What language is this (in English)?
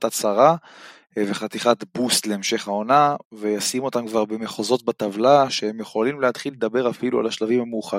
Hebrew